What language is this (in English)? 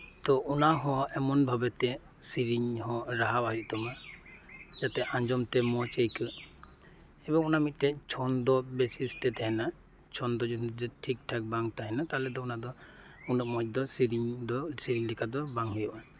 Santali